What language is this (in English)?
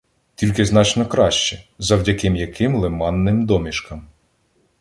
Ukrainian